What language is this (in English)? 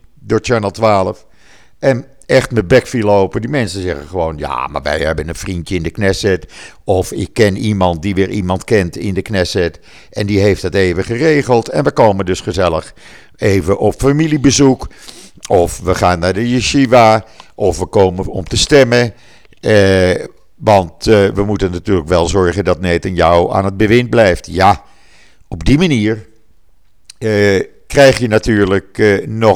Dutch